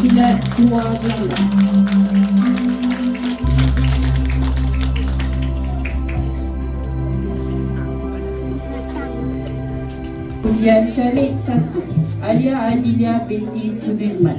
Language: Malay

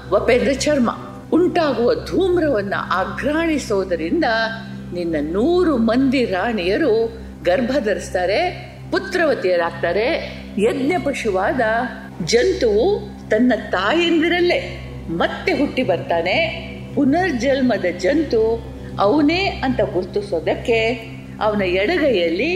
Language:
Kannada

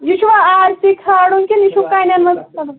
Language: Kashmiri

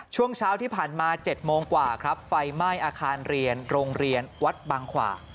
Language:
Thai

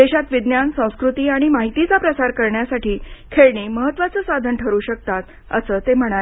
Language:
Marathi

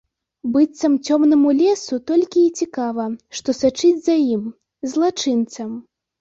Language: Belarusian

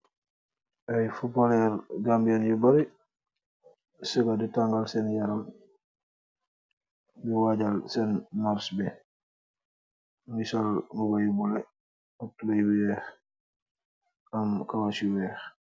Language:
Wolof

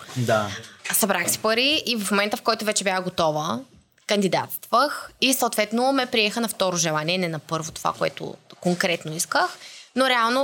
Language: Bulgarian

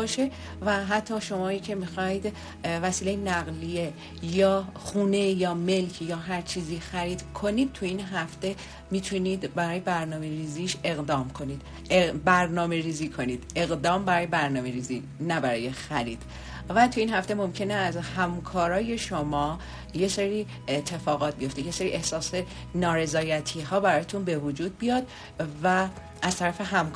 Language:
Persian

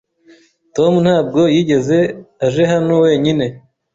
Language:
Kinyarwanda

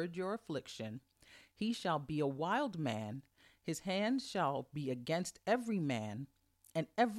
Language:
English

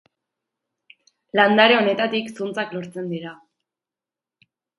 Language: Basque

